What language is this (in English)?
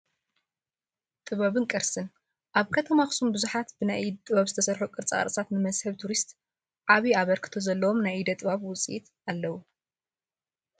Tigrinya